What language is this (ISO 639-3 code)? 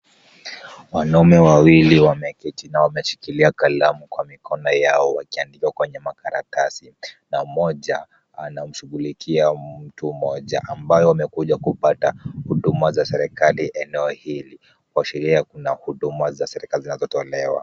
swa